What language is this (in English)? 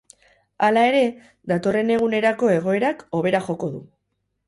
Basque